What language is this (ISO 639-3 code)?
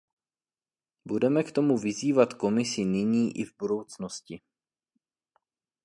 ces